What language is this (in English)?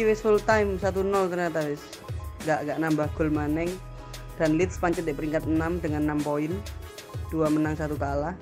Indonesian